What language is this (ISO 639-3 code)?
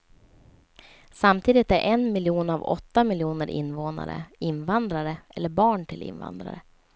swe